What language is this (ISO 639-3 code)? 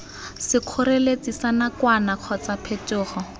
tsn